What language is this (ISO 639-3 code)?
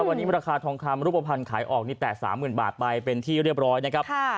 tha